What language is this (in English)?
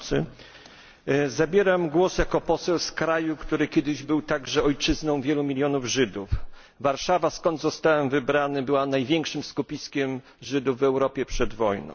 Polish